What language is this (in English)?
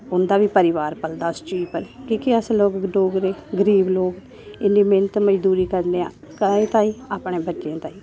Dogri